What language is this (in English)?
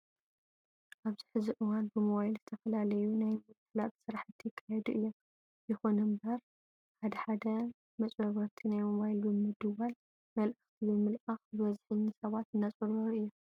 Tigrinya